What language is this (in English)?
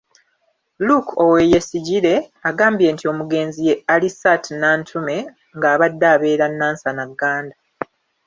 Ganda